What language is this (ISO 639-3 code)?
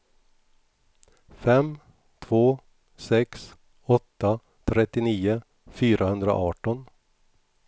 swe